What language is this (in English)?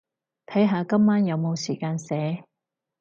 Cantonese